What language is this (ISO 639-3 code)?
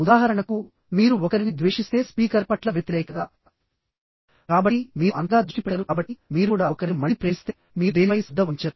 tel